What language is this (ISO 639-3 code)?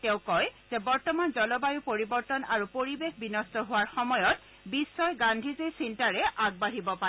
asm